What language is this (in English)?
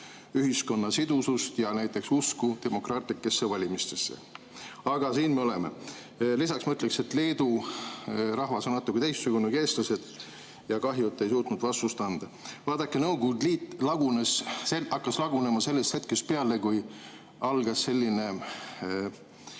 Estonian